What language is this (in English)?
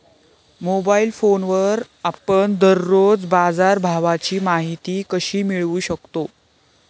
Marathi